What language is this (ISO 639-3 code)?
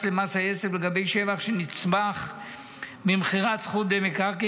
heb